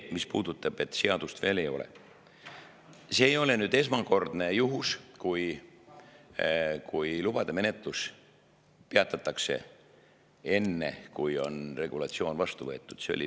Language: Estonian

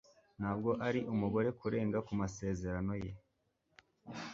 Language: Kinyarwanda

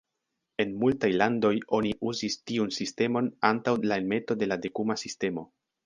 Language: Esperanto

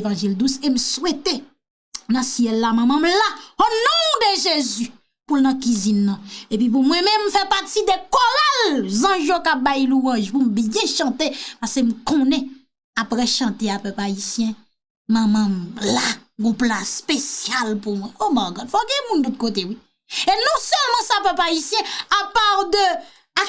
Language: French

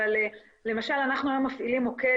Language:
Hebrew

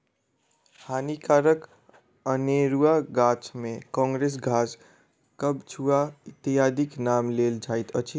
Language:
Maithili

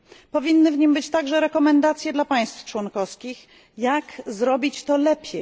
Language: Polish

